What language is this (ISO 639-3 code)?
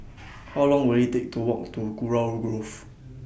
eng